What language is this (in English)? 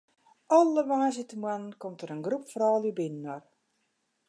Western Frisian